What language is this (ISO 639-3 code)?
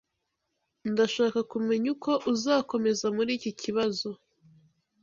kin